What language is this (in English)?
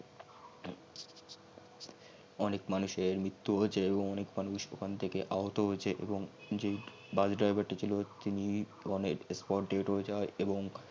Bangla